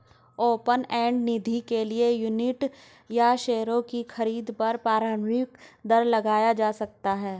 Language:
Hindi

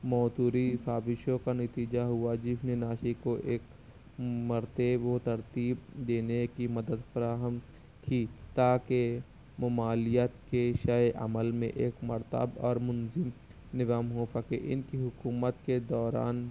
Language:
Urdu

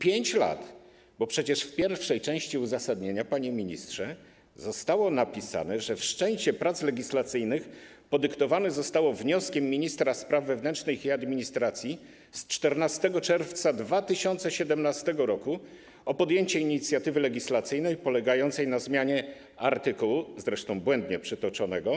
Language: Polish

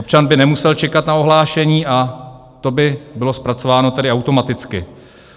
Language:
Czech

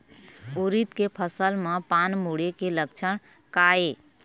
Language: Chhattisgarhi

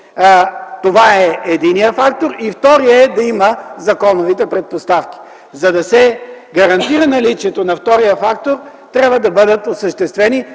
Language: Bulgarian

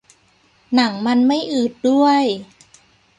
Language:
Thai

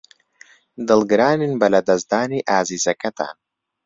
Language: Central Kurdish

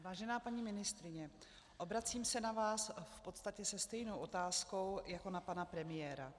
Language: Czech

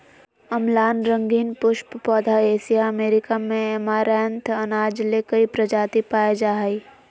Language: Magahi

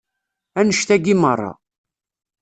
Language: Kabyle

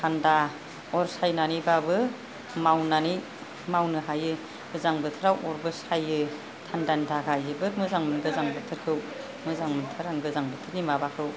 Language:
Bodo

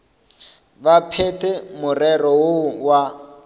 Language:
Northern Sotho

